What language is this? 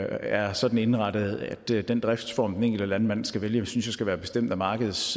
Danish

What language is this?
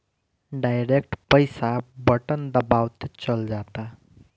Bhojpuri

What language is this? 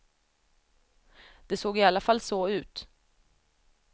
Swedish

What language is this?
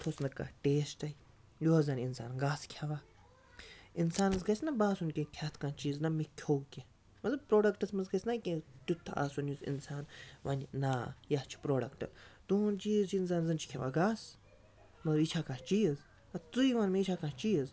Kashmiri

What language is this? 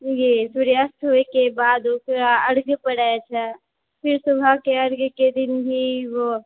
Maithili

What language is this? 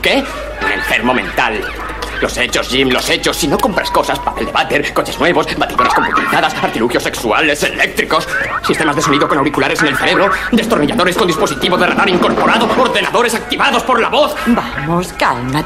Spanish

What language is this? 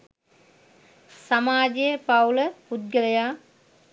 Sinhala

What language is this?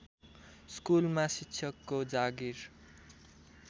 Nepali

